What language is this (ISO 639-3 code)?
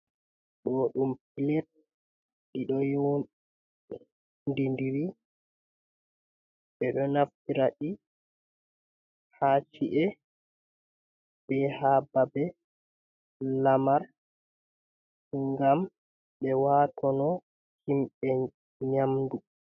ful